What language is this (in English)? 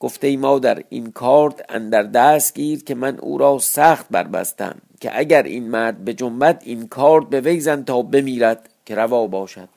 Persian